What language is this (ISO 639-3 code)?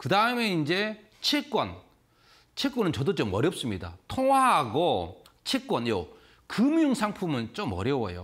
kor